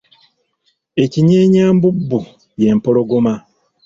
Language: Ganda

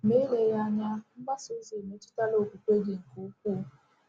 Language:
Igbo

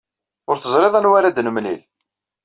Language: Kabyle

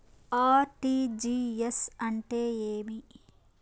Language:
Telugu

